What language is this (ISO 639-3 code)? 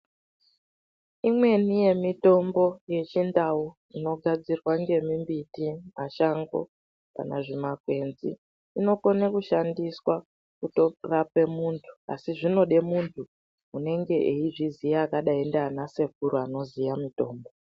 ndc